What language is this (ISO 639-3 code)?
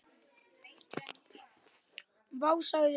isl